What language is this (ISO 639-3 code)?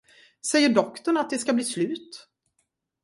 swe